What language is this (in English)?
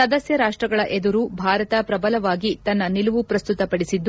Kannada